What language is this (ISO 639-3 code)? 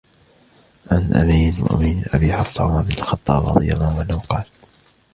ara